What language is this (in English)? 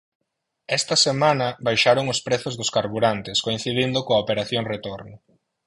Galician